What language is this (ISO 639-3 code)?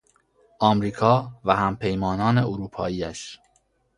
fas